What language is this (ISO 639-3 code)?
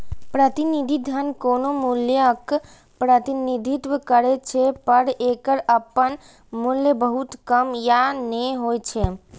mai